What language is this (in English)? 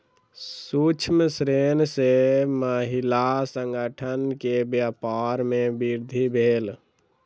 Maithili